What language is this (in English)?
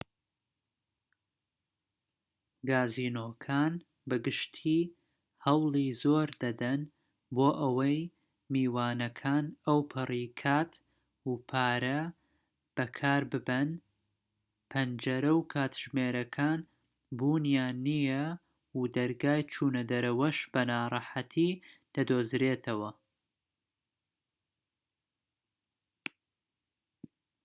Central Kurdish